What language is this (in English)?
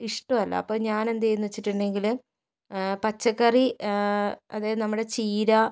Malayalam